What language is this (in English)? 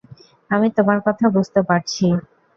Bangla